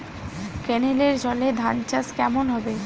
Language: Bangla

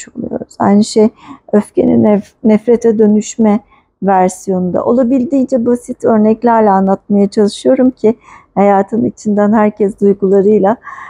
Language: Turkish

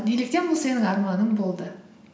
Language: Kazakh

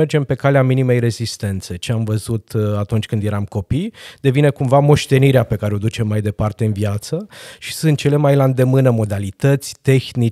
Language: Romanian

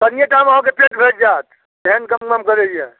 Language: Maithili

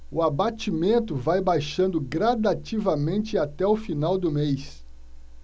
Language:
Portuguese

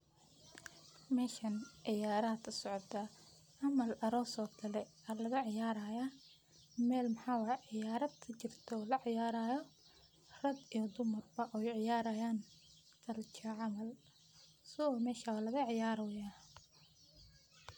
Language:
Somali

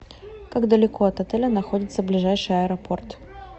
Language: Russian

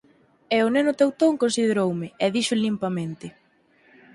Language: Galician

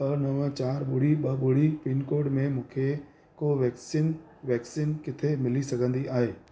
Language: Sindhi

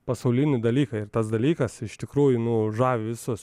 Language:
Lithuanian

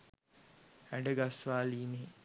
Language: Sinhala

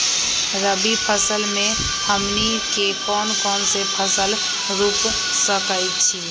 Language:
Magahi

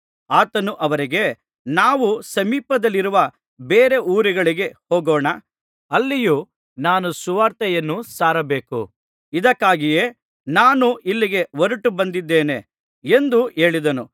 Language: Kannada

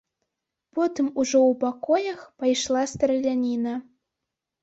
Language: Belarusian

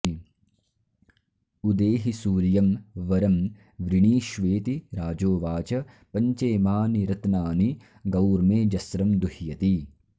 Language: Sanskrit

